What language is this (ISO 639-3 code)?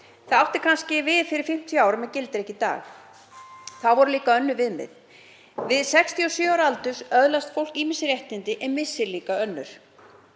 isl